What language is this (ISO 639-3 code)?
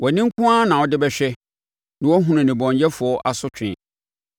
aka